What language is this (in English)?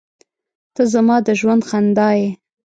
Pashto